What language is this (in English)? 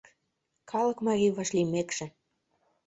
Mari